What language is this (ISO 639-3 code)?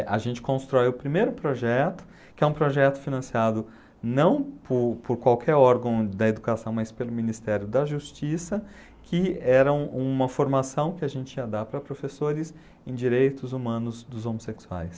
por